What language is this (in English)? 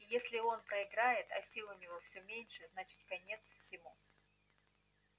Russian